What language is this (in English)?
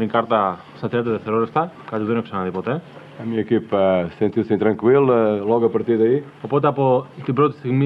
Greek